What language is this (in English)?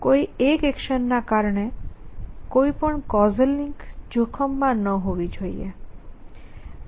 Gujarati